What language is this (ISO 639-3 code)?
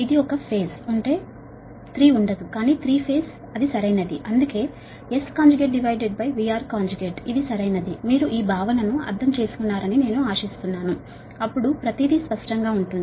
tel